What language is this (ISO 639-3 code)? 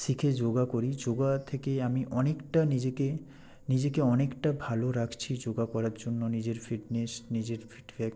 ben